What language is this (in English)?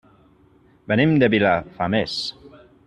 Catalan